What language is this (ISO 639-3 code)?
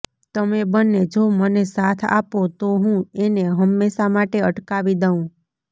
guj